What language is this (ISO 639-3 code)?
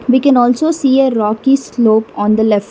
eng